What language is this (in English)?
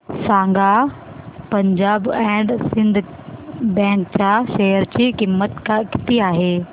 Marathi